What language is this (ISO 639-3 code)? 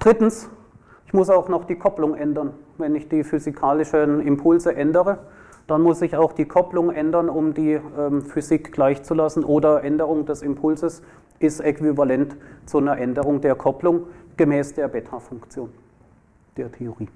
deu